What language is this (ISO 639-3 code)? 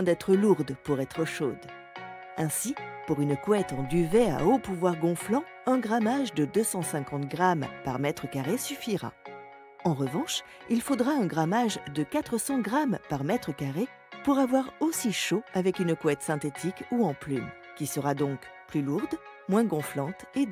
fra